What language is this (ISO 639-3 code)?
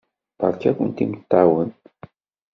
kab